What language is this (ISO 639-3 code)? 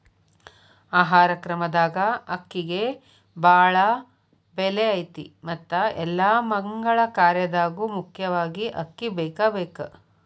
kan